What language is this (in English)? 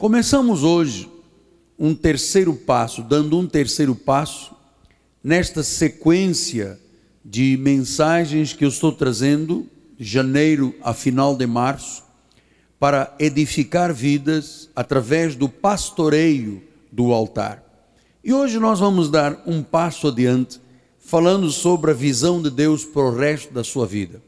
Portuguese